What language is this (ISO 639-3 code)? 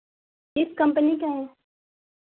hin